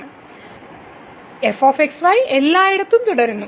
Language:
Malayalam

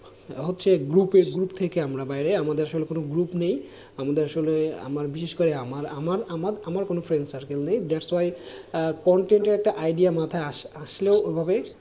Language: Bangla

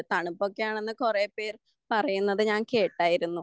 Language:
Malayalam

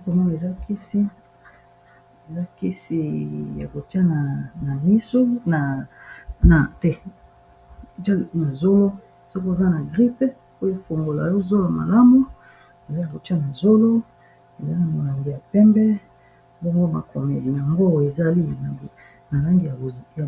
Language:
Lingala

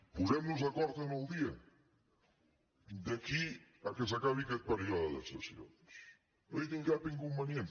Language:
Catalan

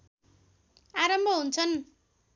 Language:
Nepali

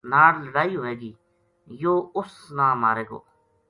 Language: Gujari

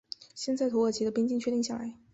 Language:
Chinese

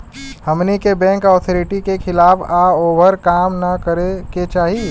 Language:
Bhojpuri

